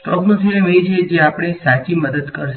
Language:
Gujarati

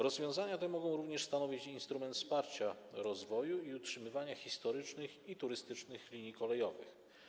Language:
Polish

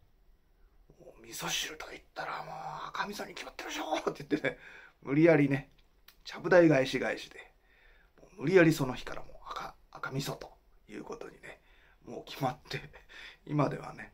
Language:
Japanese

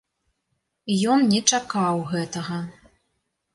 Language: Belarusian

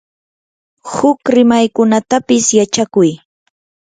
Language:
Yanahuanca Pasco Quechua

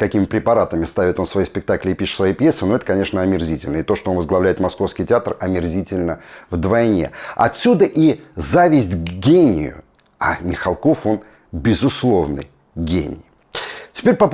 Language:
Russian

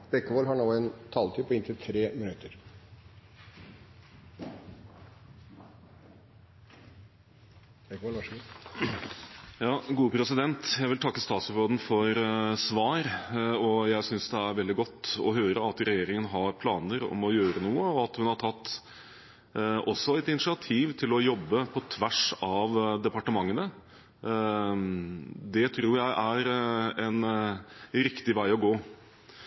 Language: Norwegian Bokmål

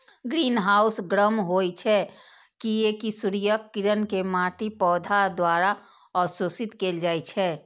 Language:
Maithili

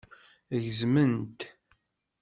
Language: Kabyle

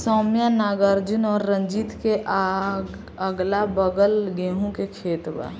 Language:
Bhojpuri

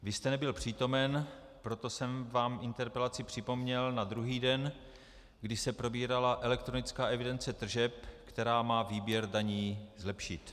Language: Czech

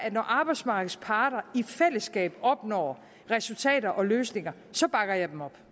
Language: Danish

